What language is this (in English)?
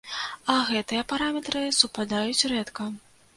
Belarusian